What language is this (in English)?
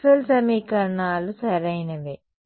Telugu